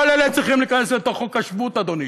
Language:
Hebrew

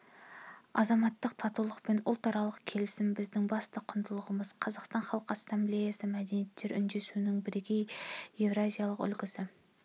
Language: Kazakh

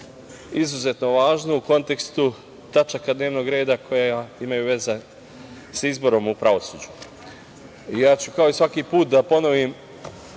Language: Serbian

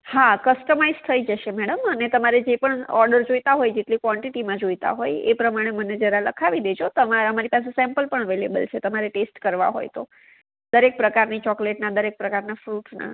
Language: Gujarati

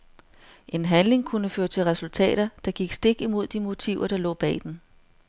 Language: Danish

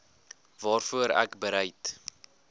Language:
Afrikaans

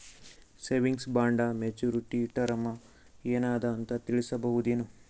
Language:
Kannada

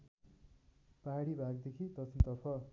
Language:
Nepali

